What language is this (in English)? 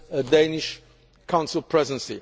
English